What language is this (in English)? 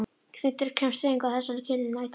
Icelandic